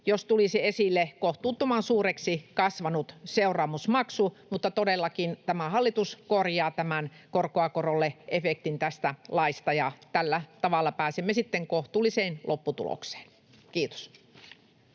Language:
Finnish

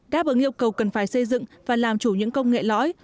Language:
Vietnamese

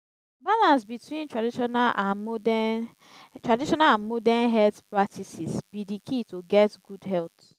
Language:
Nigerian Pidgin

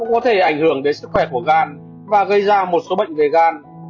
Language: Vietnamese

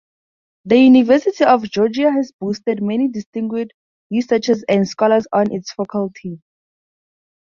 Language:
English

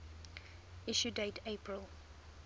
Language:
English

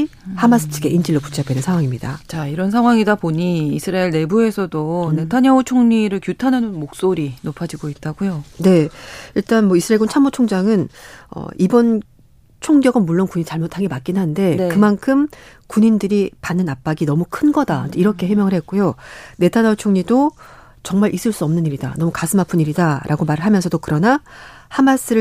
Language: Korean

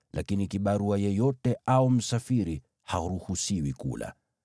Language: Swahili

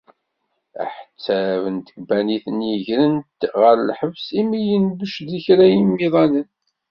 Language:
Kabyle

